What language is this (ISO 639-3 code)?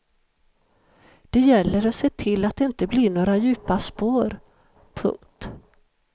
swe